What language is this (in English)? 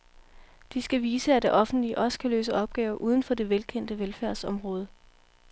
Danish